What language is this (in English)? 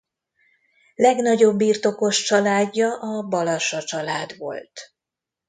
Hungarian